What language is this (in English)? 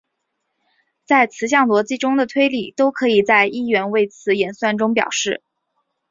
Chinese